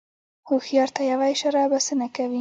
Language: Pashto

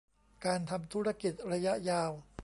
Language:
Thai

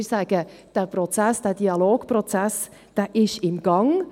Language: Swiss German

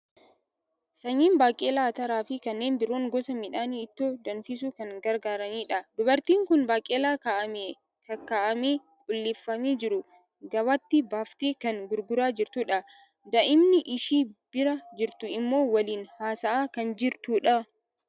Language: Oromo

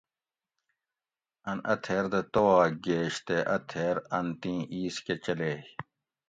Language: Gawri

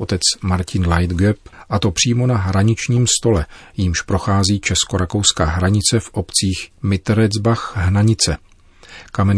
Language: Czech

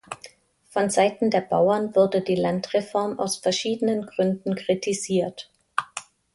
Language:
German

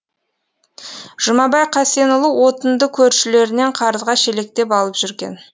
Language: Kazakh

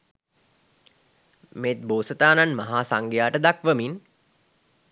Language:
Sinhala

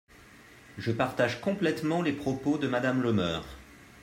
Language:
French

